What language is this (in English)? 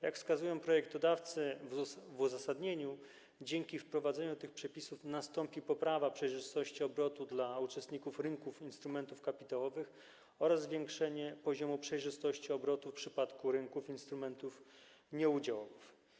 Polish